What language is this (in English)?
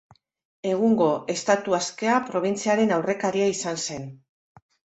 Basque